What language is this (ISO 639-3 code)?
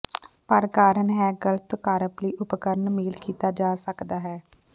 pan